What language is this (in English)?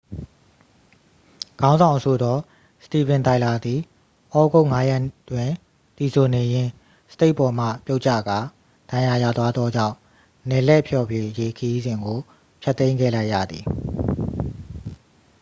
Burmese